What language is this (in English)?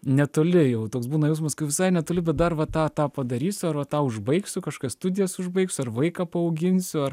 Lithuanian